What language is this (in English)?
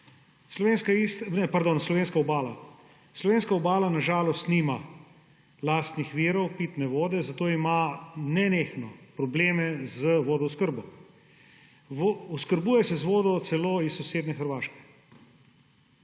Slovenian